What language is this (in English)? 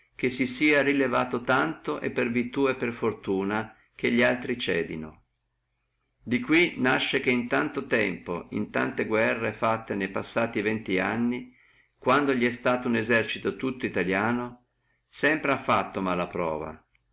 Italian